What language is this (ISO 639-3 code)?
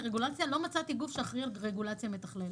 heb